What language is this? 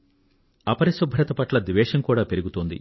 Telugu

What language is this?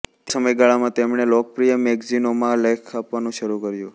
Gujarati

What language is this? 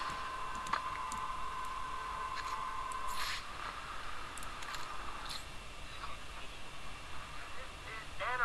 Russian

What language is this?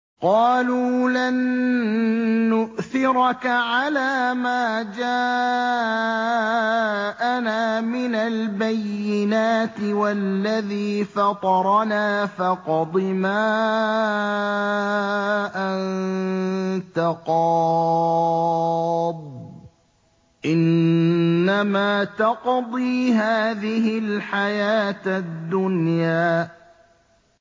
Arabic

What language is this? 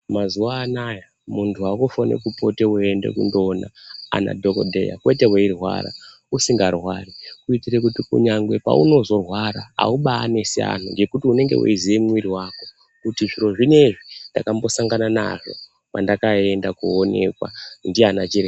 Ndau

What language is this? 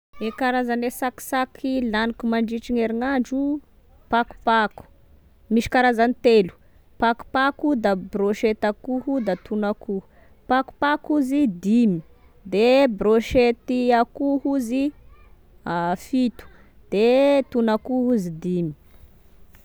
Tesaka Malagasy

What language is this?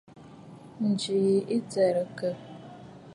Bafut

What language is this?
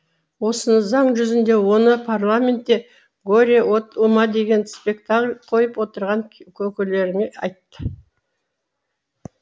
Kazakh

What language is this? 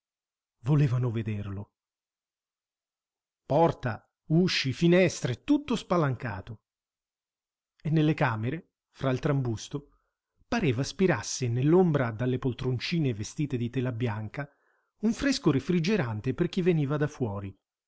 Italian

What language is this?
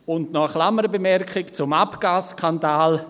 Swiss German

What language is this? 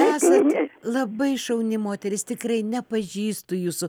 Lithuanian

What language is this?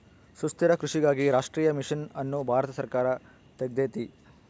Kannada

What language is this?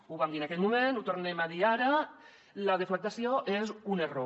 Catalan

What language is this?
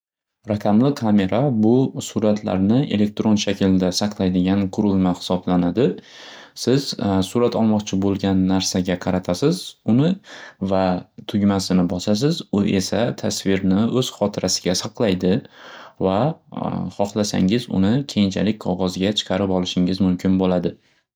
Uzbek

